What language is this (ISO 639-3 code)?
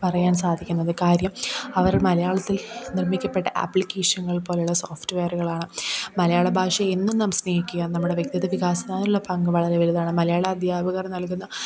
mal